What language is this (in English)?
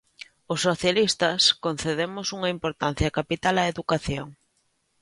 Galician